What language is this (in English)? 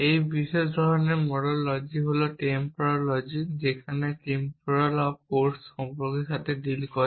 Bangla